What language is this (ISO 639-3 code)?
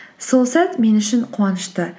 kaz